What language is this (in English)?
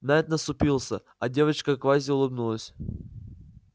Russian